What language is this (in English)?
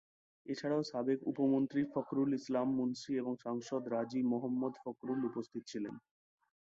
Bangla